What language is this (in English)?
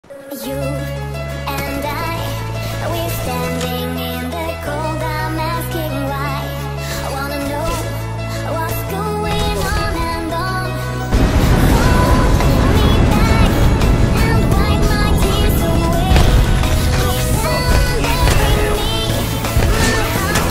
Japanese